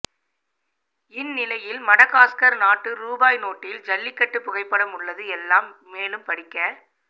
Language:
Tamil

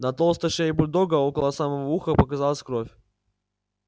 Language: Russian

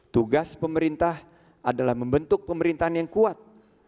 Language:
Indonesian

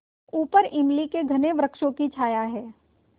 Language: Hindi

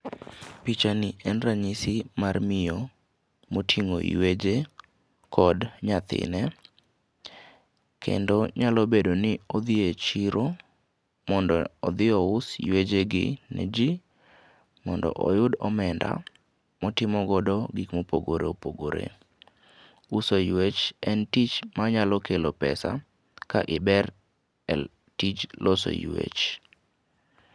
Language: Luo (Kenya and Tanzania)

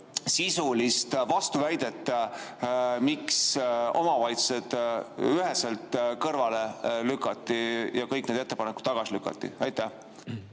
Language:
Estonian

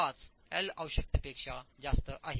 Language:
Marathi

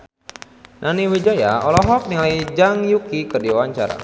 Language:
Sundanese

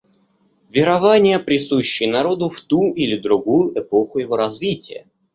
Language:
Russian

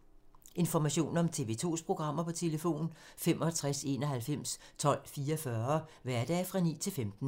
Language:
Danish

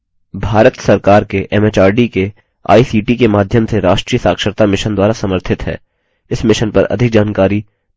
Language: Hindi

